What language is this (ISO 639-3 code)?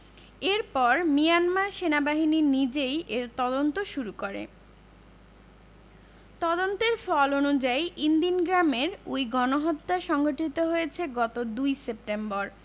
ben